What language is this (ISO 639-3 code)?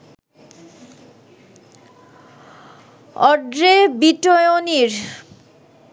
ben